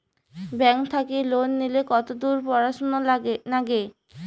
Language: Bangla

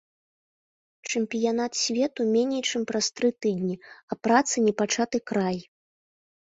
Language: Belarusian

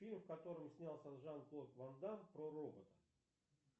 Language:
Russian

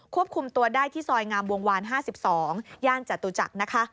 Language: Thai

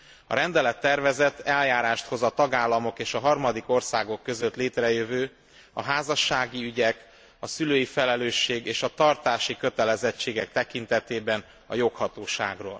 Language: Hungarian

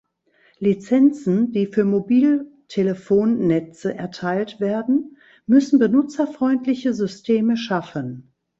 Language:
German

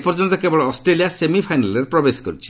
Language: Odia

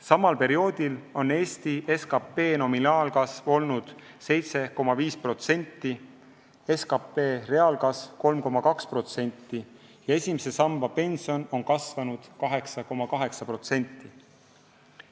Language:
Estonian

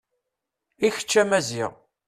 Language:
Kabyle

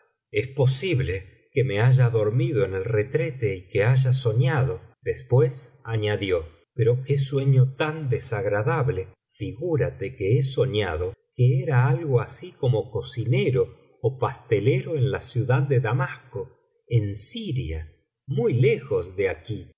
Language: Spanish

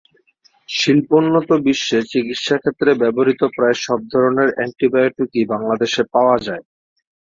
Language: Bangla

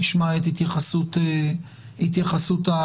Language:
Hebrew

